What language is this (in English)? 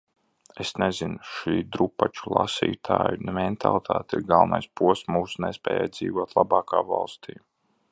Latvian